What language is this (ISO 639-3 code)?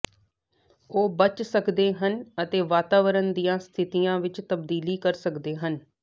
pan